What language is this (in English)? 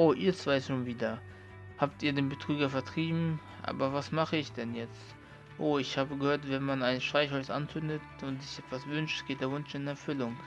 German